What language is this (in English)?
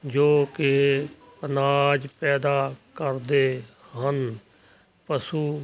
Punjabi